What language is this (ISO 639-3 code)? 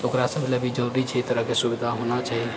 mai